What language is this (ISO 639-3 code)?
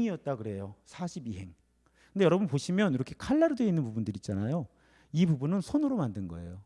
kor